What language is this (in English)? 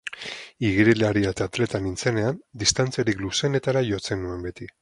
Basque